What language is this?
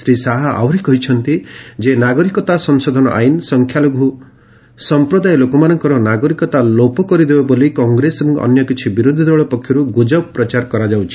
Odia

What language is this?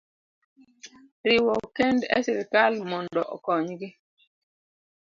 Luo (Kenya and Tanzania)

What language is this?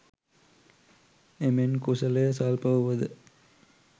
Sinhala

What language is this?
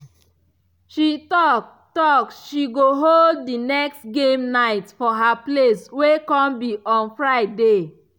Nigerian Pidgin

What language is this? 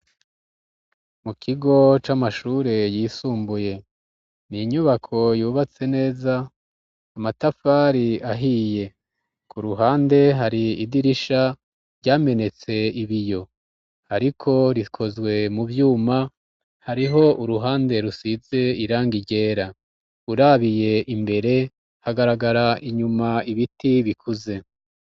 Rundi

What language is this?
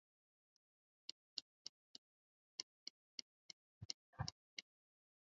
Swahili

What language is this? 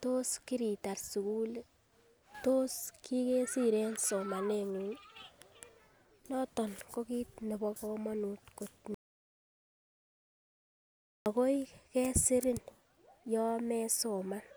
Kalenjin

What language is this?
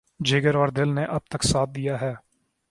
Urdu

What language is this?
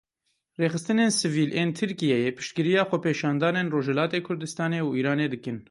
Kurdish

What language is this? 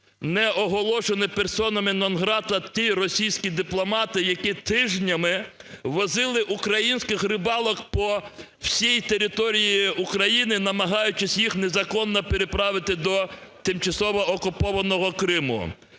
Ukrainian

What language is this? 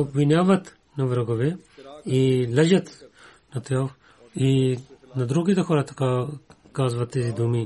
Bulgarian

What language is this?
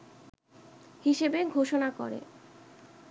Bangla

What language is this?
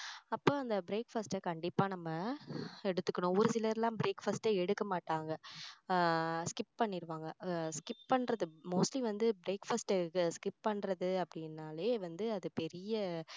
Tamil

